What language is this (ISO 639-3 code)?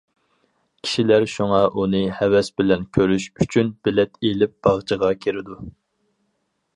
uig